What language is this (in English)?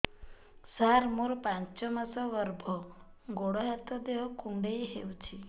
Odia